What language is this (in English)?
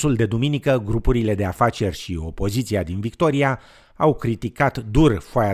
Romanian